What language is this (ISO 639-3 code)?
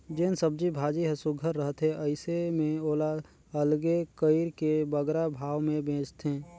hne